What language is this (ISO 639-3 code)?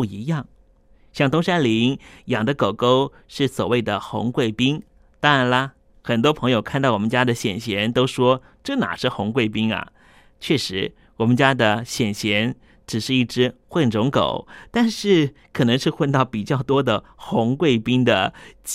zho